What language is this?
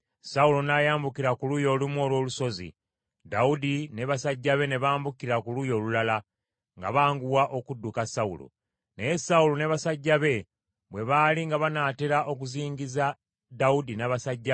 Ganda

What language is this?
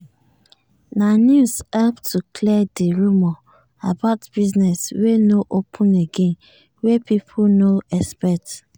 Nigerian Pidgin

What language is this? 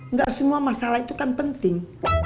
Indonesian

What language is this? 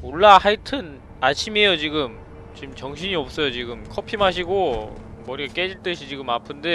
Korean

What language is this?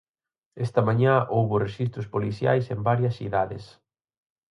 Galician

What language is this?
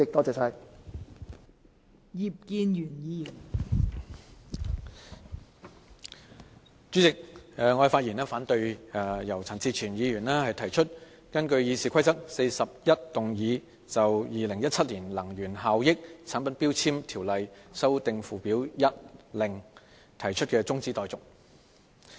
Cantonese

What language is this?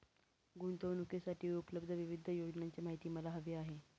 Marathi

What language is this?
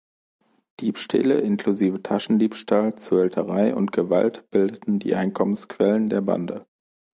German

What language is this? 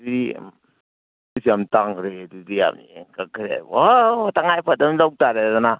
Manipuri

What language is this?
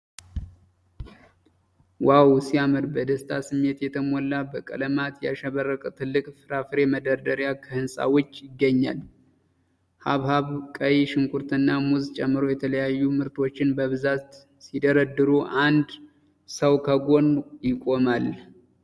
Amharic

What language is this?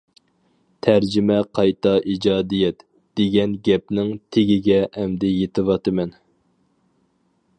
Uyghur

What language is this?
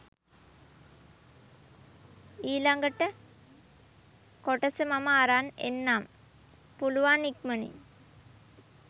Sinhala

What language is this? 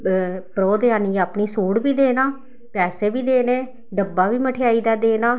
Dogri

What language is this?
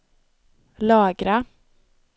Swedish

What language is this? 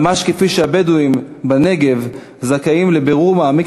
Hebrew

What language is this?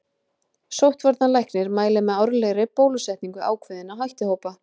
Icelandic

